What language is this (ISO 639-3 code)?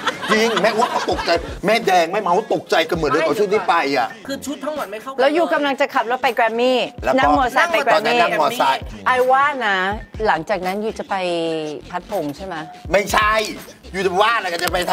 tha